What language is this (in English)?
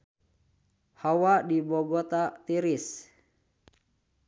Sundanese